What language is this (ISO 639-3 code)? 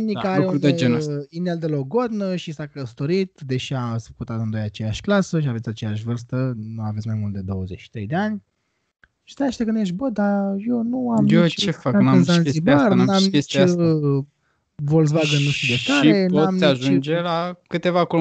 ron